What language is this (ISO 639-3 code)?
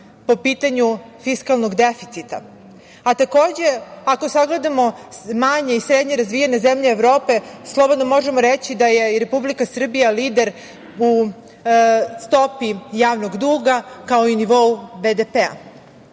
srp